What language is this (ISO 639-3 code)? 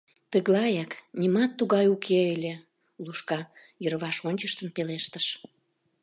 chm